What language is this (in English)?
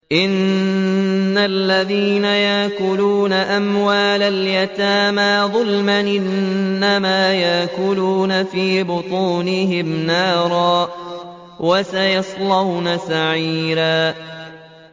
Arabic